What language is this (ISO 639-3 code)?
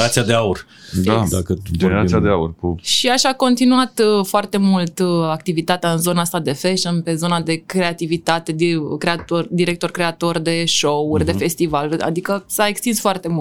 ron